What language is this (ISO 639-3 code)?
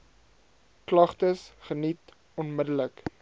afr